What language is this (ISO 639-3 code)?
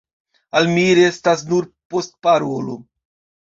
epo